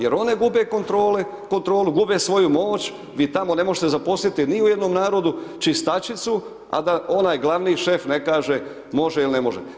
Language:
Croatian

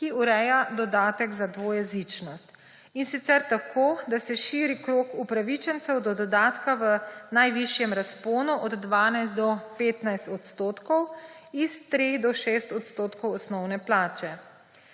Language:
Slovenian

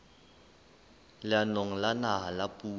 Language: Southern Sotho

